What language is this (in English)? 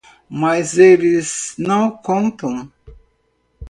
Portuguese